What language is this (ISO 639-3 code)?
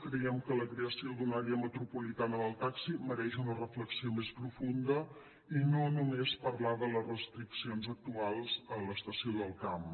cat